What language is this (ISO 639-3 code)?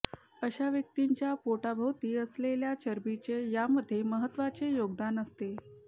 mar